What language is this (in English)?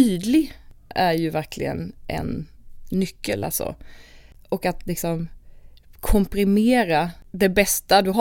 Swedish